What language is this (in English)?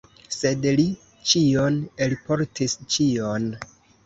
Esperanto